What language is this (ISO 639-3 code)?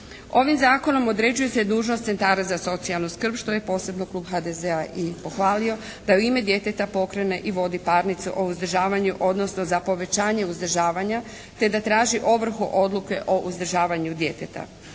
hrv